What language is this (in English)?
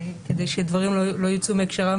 Hebrew